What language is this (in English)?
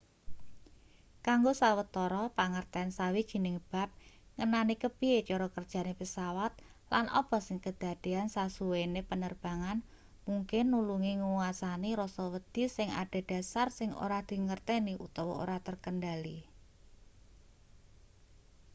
Javanese